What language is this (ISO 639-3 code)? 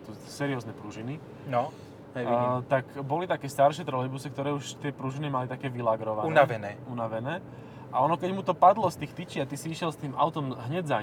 slk